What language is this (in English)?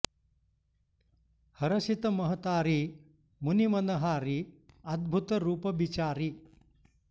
Sanskrit